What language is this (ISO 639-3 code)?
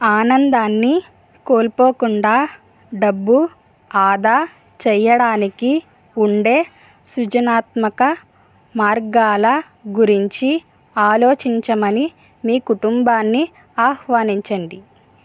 tel